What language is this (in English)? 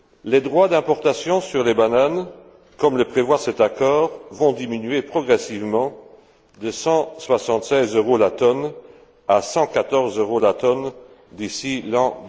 French